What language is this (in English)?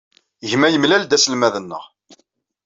Kabyle